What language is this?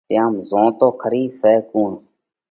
Parkari Koli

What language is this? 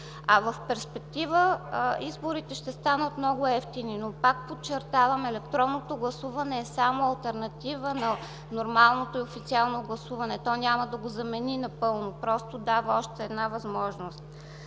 Bulgarian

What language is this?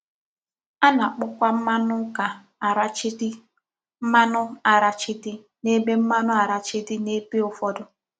Igbo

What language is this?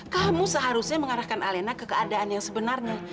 Indonesian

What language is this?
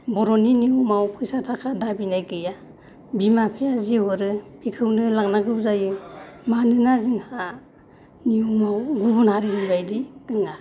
Bodo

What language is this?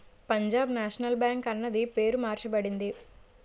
Telugu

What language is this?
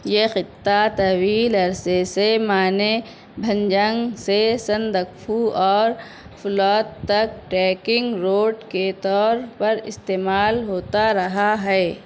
Urdu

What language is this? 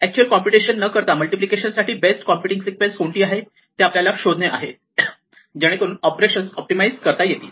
Marathi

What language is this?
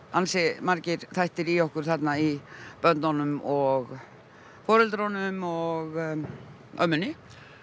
Icelandic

